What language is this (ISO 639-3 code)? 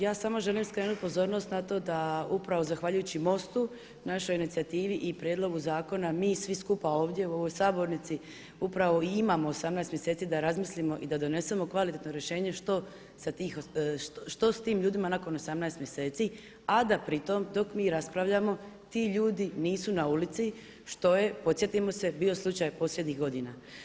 hrv